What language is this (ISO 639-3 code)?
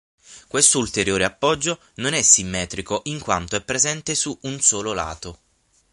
ita